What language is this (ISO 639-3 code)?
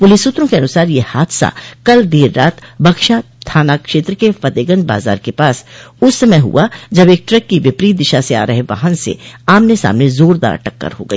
hin